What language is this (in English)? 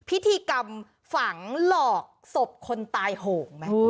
Thai